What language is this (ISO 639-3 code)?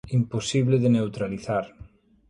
glg